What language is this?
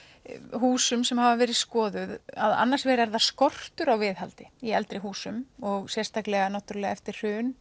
Icelandic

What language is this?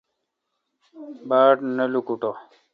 Kalkoti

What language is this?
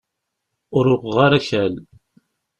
Kabyle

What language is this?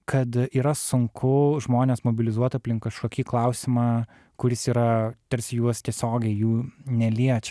Lithuanian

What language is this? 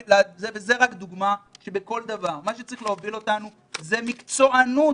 Hebrew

